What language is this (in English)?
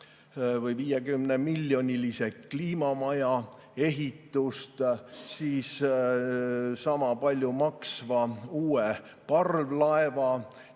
Estonian